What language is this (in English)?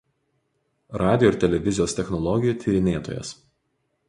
Lithuanian